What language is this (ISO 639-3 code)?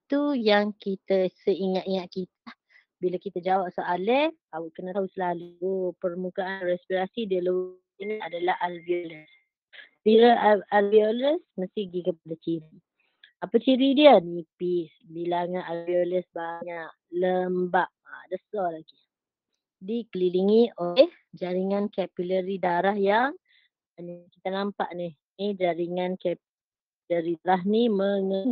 msa